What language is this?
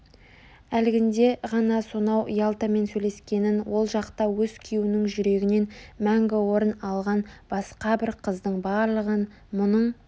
Kazakh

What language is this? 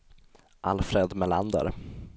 Swedish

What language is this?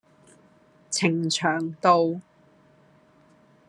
Cantonese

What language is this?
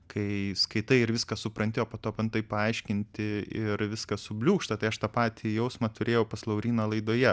Lithuanian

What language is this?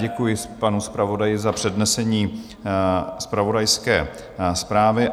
Czech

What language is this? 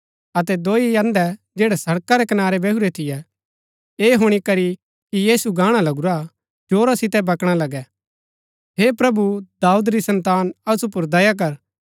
Gaddi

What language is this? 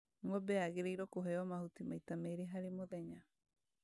Kikuyu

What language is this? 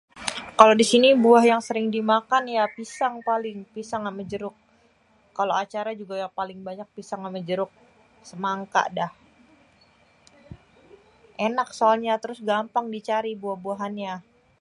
Betawi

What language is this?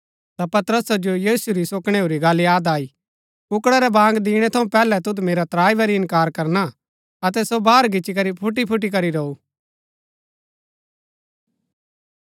Gaddi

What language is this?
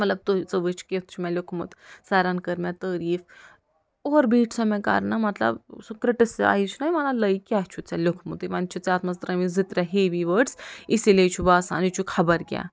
Kashmiri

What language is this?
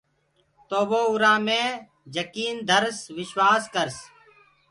Gurgula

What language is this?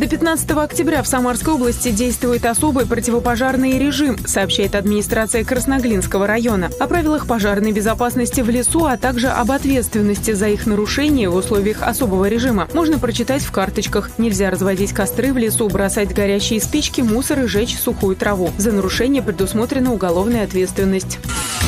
Russian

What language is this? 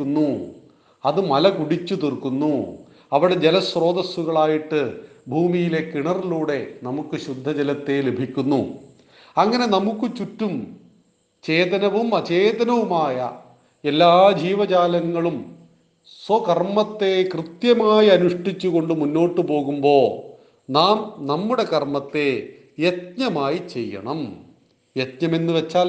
Malayalam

